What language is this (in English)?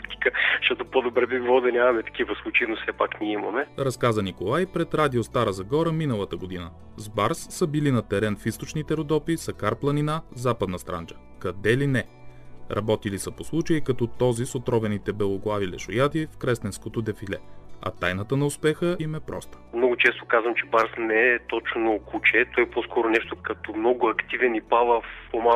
Bulgarian